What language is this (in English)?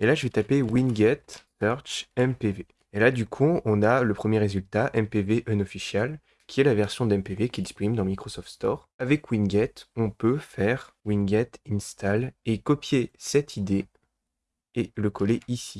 French